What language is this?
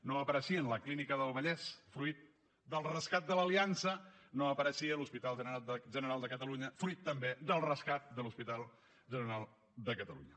Catalan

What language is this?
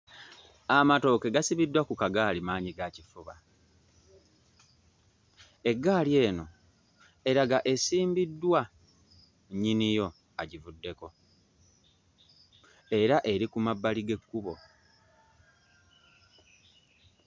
Ganda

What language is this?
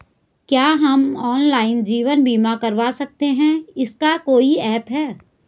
Hindi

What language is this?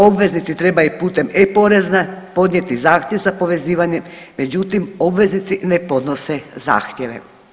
Croatian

